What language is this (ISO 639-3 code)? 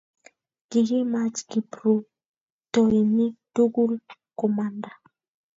kln